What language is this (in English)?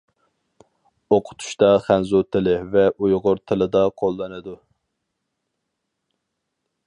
Uyghur